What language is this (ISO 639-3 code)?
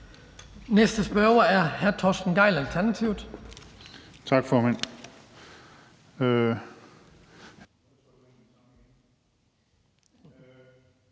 dan